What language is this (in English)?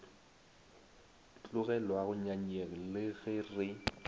Northern Sotho